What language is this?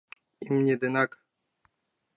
Mari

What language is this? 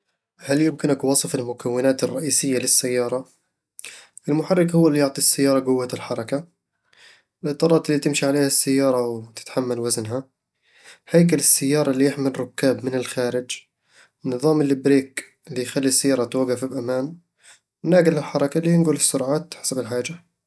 Eastern Egyptian Bedawi Arabic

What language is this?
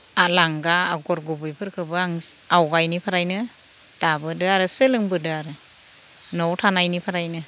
Bodo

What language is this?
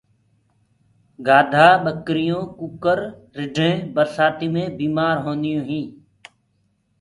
Gurgula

